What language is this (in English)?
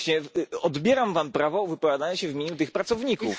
Polish